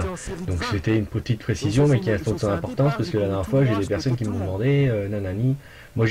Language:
French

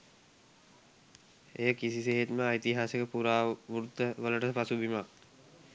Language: Sinhala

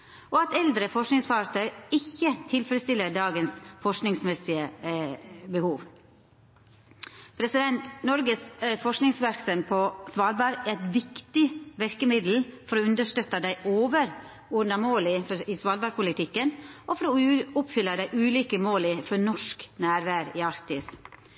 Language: Norwegian Nynorsk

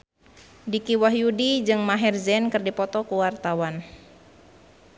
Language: Sundanese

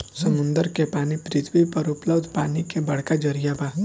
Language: Bhojpuri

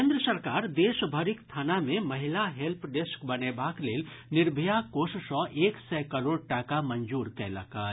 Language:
Maithili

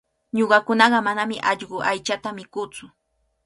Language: Cajatambo North Lima Quechua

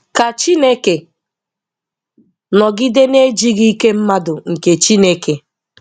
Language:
Igbo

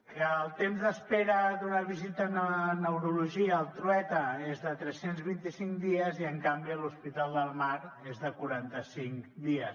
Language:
Catalan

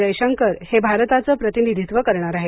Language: Marathi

